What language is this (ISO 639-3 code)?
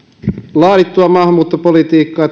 fin